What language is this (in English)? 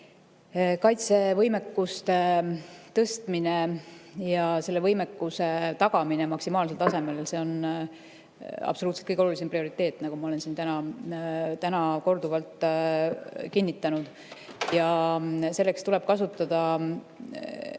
Estonian